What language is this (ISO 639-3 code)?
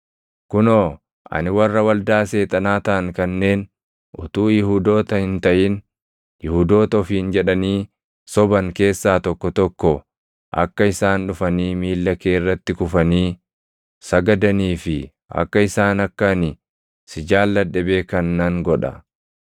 orm